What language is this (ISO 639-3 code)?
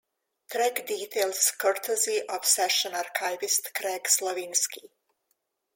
eng